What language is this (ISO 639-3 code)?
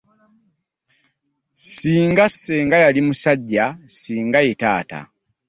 lug